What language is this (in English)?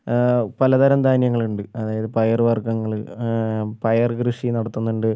Malayalam